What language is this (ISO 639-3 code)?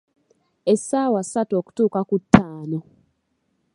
lug